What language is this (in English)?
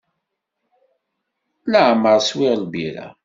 Kabyle